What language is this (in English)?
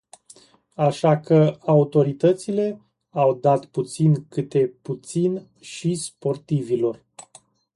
Romanian